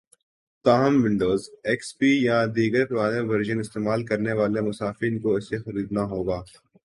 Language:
Urdu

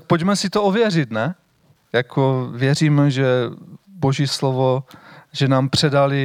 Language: Czech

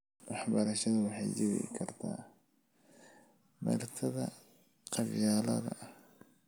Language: Somali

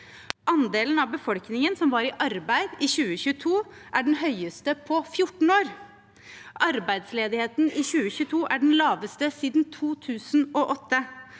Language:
Norwegian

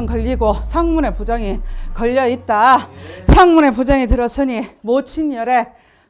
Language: Korean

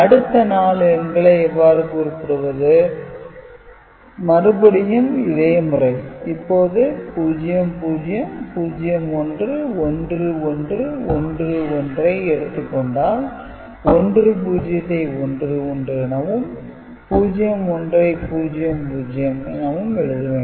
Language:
Tamil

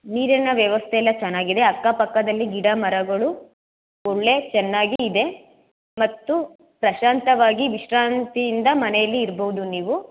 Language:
Kannada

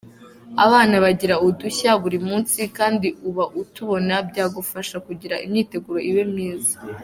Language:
Kinyarwanda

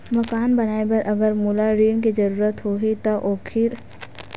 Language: Chhattisgarhi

